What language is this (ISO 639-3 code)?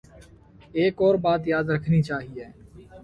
urd